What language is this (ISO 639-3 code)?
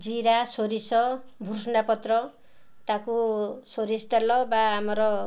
ori